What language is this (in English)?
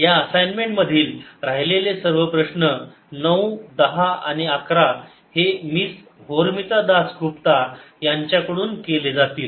Marathi